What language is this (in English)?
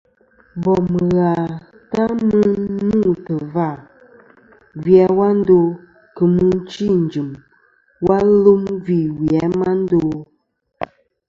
Kom